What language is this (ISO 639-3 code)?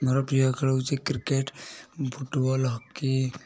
ori